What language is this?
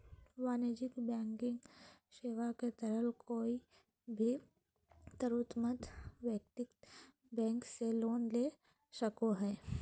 Magahi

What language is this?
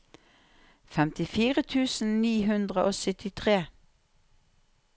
Norwegian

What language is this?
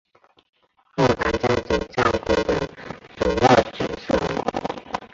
Chinese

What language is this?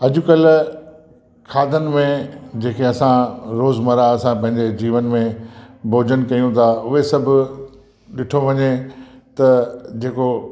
Sindhi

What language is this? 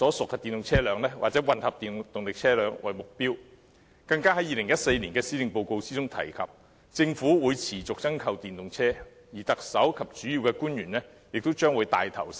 Cantonese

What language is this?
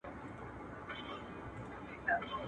Pashto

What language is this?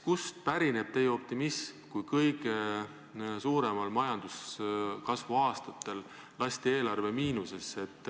Estonian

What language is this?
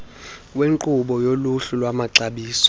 Xhosa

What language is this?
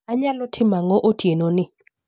Luo (Kenya and Tanzania)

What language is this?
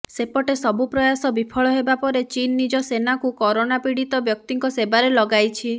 Odia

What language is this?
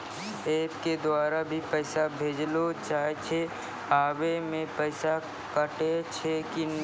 Maithili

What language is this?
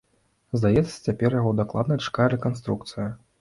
Belarusian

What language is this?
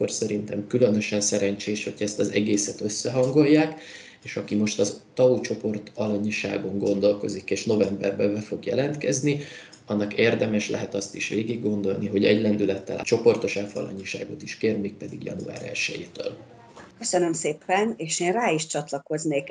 Hungarian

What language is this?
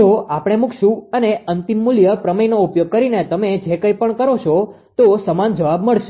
Gujarati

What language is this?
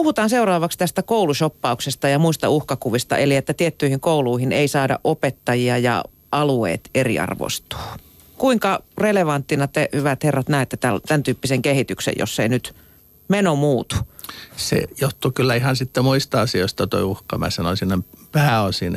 Finnish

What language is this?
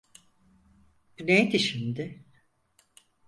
Turkish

